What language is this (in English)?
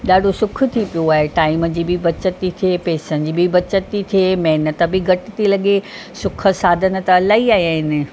Sindhi